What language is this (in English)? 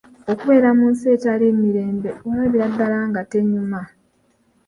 Ganda